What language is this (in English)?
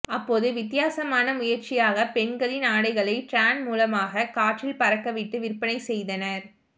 Tamil